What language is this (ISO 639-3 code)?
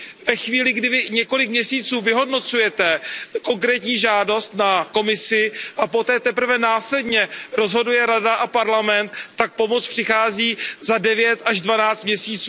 ces